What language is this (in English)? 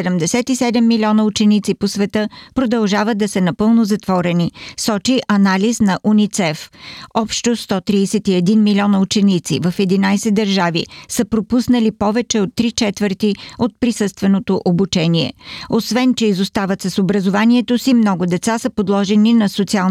Bulgarian